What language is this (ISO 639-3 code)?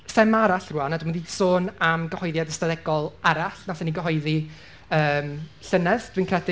cym